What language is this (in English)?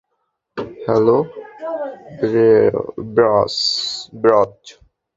Bangla